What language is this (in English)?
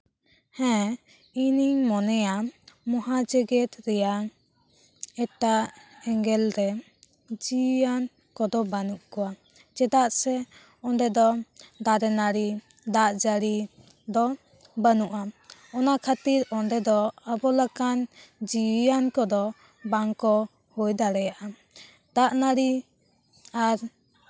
Santali